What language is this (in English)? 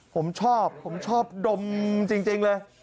Thai